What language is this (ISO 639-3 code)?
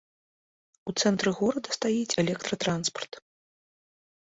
bel